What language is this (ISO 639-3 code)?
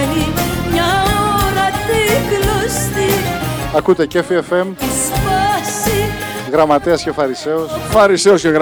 ell